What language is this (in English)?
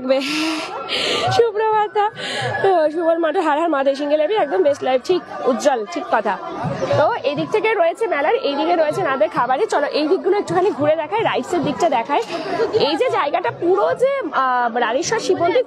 Bangla